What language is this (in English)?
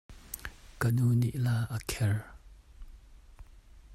Hakha Chin